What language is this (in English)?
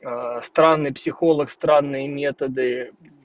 Russian